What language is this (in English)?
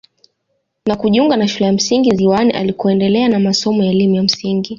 Swahili